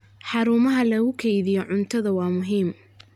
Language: Somali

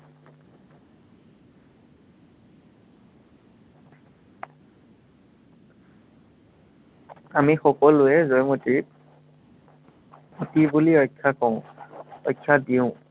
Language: Assamese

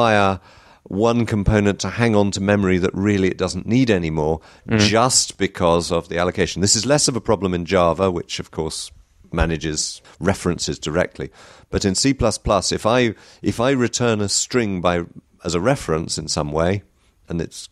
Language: English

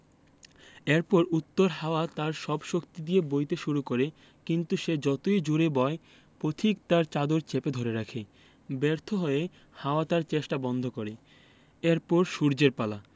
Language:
Bangla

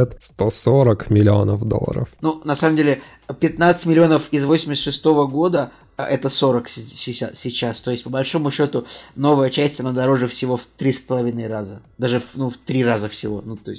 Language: Russian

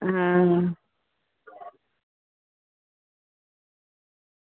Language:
Dogri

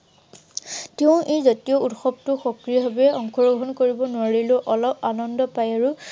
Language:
Assamese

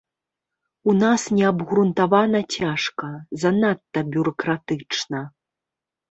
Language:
Belarusian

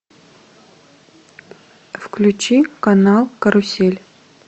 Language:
Russian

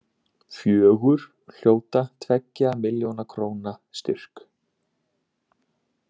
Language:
Icelandic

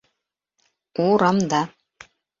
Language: Bashkir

